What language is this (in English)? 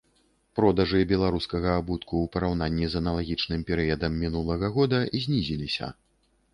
Belarusian